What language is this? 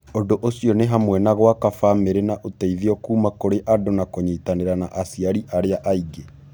Kikuyu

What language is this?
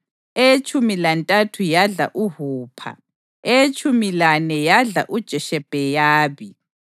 North Ndebele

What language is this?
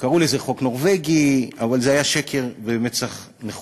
Hebrew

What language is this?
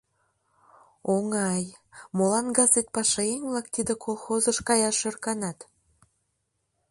Mari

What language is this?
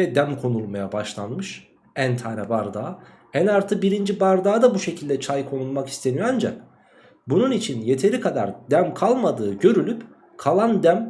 Turkish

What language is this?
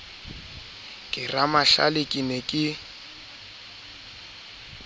Southern Sotho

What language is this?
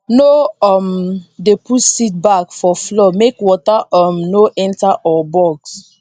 Nigerian Pidgin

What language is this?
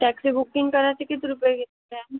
Marathi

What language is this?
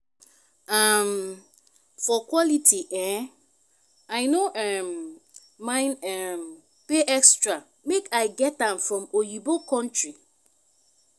Nigerian Pidgin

